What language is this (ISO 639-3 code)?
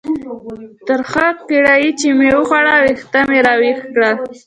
pus